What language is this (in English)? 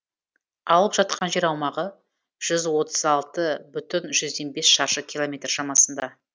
Kazakh